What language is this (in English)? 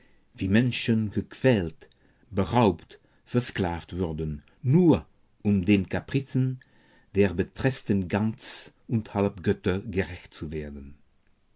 German